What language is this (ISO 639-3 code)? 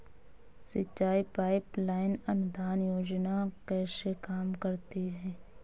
hin